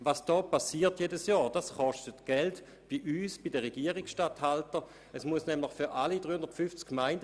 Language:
Swiss German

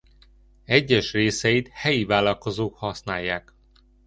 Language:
Hungarian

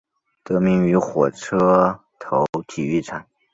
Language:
Chinese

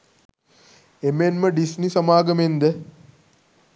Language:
Sinhala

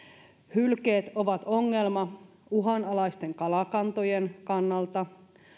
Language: Finnish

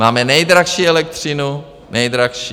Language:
Czech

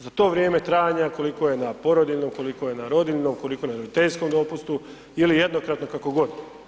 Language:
Croatian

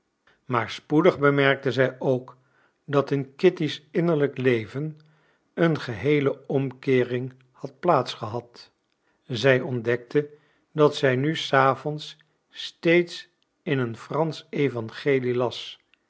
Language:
Dutch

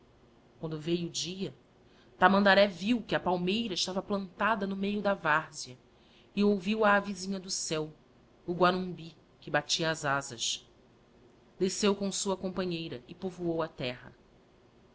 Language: Portuguese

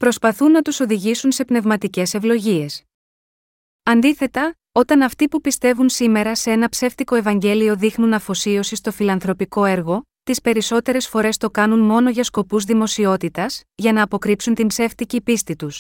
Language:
Greek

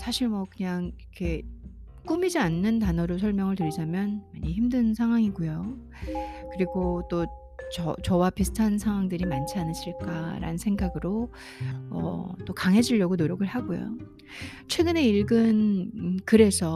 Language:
Korean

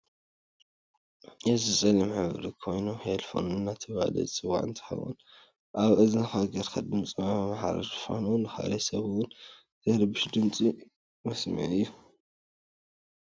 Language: Tigrinya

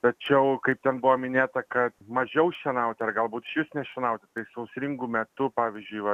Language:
Lithuanian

